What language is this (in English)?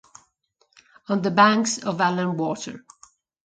Italian